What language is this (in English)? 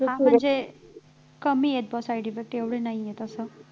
Marathi